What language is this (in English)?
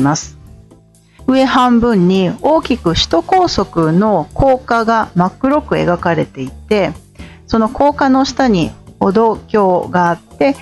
Japanese